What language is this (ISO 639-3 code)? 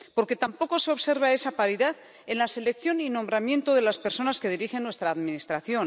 spa